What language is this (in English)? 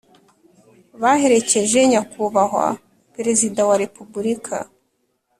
Kinyarwanda